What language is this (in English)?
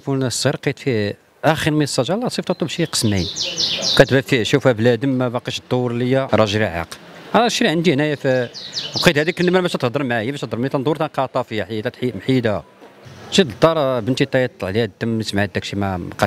Arabic